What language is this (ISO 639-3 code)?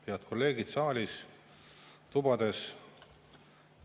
est